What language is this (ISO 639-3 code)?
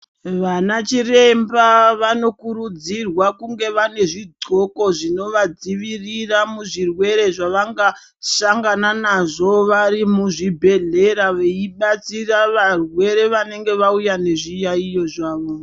ndc